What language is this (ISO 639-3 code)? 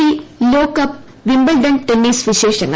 mal